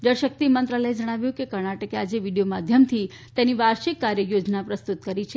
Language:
Gujarati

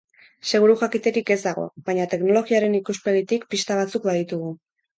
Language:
Basque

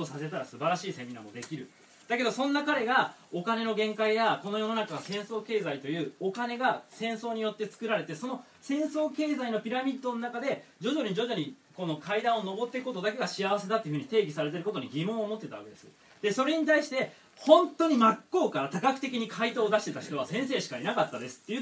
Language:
Japanese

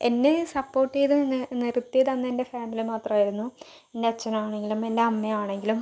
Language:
Malayalam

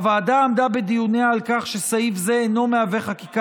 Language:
Hebrew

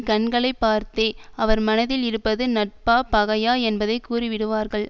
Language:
Tamil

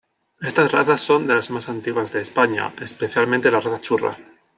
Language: Spanish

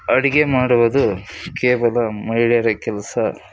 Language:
Kannada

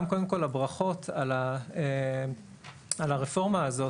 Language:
Hebrew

